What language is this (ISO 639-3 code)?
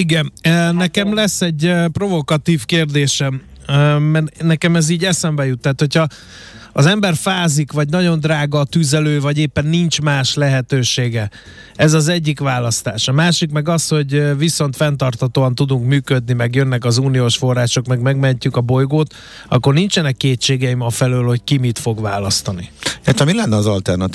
hun